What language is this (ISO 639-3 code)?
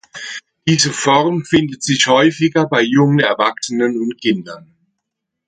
deu